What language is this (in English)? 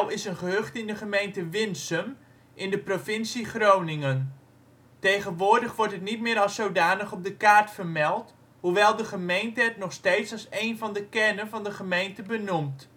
Dutch